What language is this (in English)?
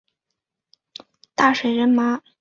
Chinese